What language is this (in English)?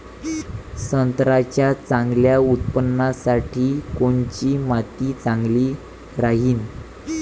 Marathi